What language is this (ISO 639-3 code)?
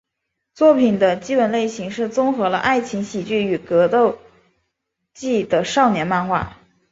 zho